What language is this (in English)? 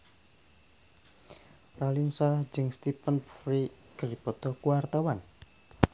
Sundanese